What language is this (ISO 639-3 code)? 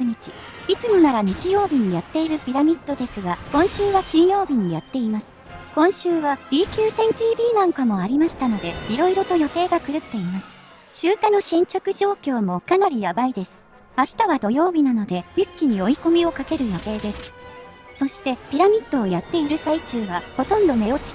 jpn